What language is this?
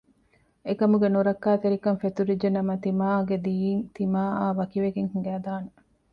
Divehi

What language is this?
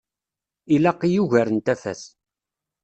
Kabyle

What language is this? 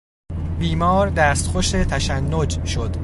Persian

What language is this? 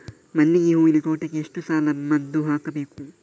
Kannada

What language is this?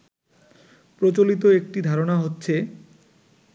Bangla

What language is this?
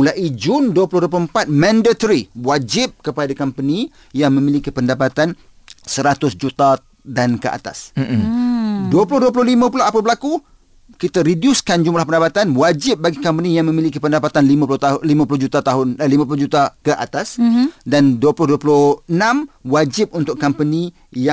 Malay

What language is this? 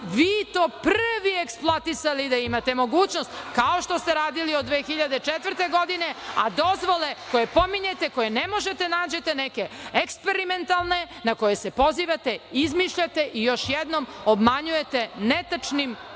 Serbian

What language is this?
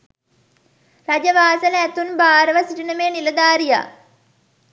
Sinhala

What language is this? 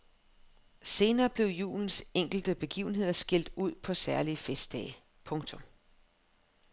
Danish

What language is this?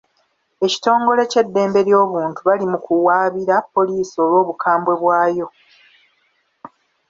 Ganda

